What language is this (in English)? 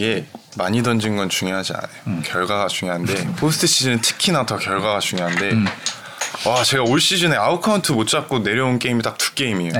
Korean